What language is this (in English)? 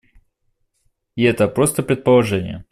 Russian